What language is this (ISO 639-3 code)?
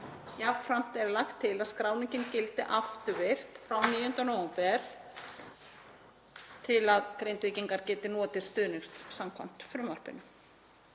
isl